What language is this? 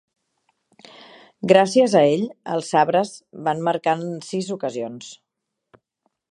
Catalan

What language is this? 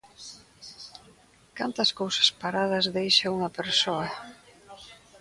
Galician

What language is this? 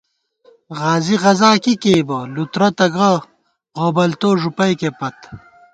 Gawar-Bati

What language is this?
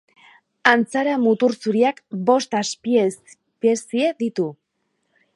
Basque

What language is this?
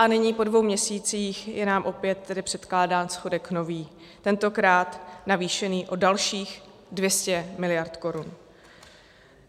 Czech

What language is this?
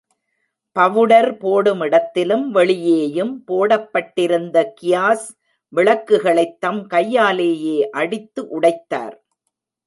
Tamil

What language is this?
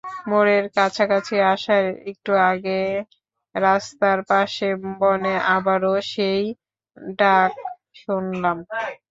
Bangla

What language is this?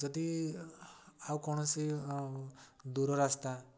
Odia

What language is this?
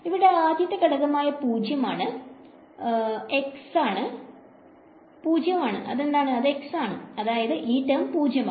Malayalam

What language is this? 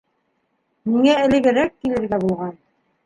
Bashkir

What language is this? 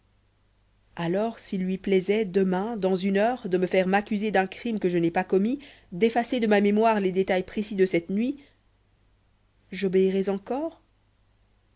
French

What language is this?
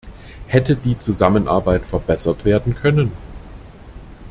German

